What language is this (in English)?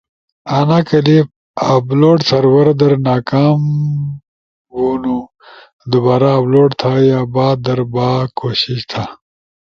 Ushojo